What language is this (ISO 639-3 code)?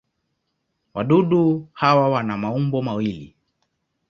swa